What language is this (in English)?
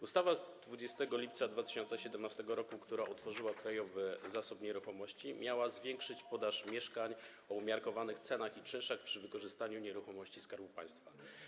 Polish